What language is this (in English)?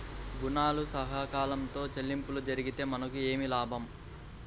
Telugu